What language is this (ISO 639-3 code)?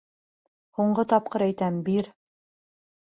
bak